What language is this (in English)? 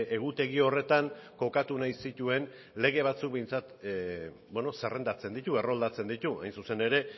Basque